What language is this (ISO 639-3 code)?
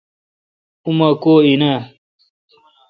xka